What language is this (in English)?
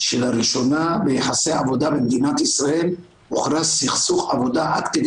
Hebrew